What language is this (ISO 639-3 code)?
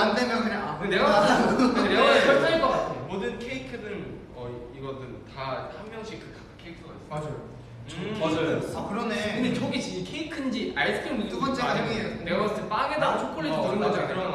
kor